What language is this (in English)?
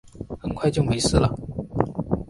Chinese